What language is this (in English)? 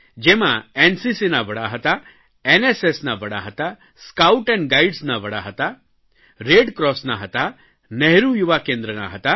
Gujarati